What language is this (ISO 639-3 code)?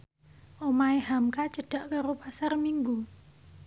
jav